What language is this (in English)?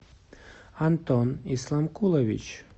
Russian